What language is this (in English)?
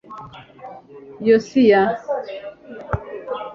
Kinyarwanda